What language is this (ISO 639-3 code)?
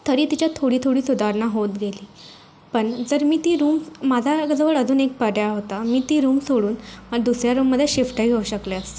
mar